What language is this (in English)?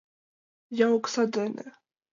Mari